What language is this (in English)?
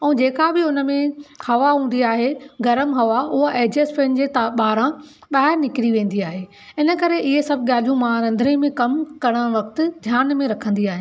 Sindhi